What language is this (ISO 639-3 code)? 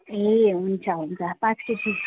nep